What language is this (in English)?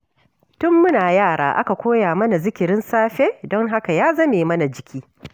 Hausa